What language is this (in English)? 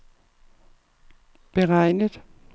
Danish